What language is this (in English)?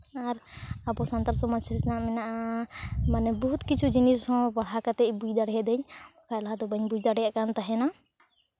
Santali